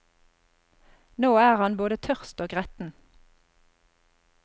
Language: Norwegian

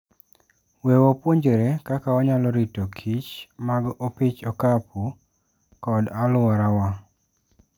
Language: Luo (Kenya and Tanzania)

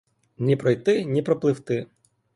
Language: Ukrainian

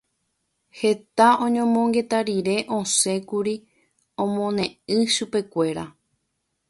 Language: Guarani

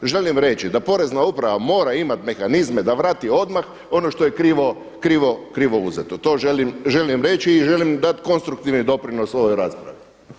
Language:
Croatian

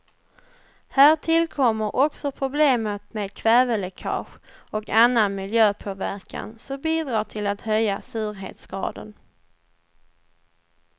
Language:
Swedish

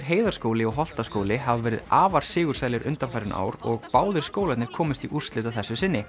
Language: Icelandic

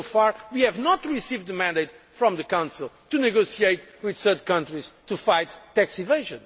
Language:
English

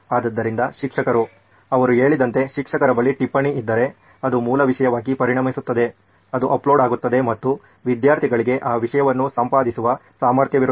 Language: Kannada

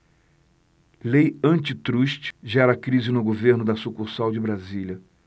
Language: Portuguese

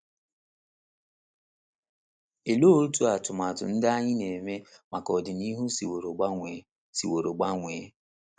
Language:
Igbo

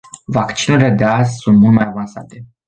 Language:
Romanian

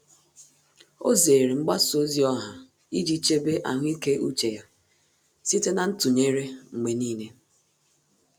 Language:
Igbo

